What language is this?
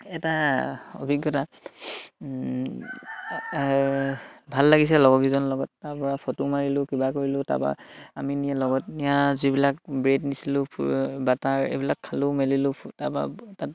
Assamese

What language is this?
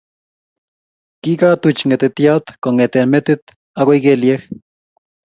Kalenjin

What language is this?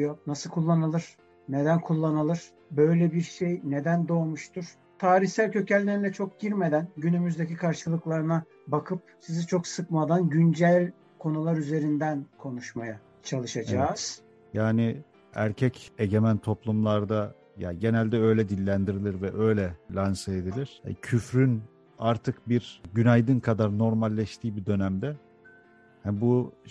Turkish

